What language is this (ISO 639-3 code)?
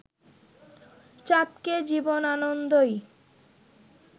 ben